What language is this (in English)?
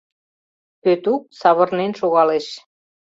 Mari